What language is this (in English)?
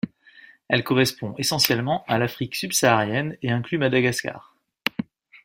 French